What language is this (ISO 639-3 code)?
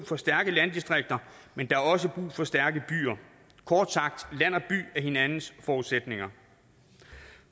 dan